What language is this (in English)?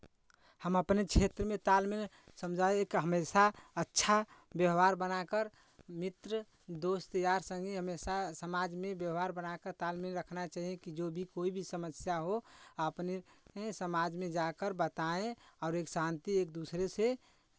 Hindi